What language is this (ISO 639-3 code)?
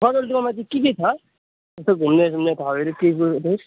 nep